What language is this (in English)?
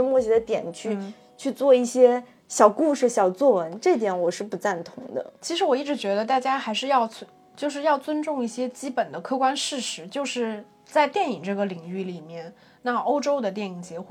Chinese